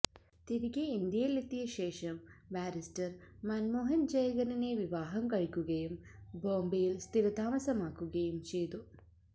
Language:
Malayalam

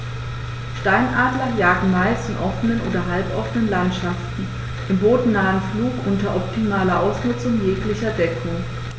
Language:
German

